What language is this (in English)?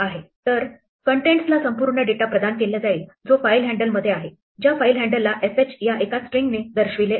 Marathi